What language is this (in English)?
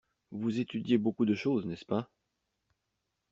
French